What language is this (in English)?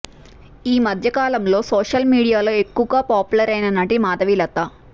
Telugu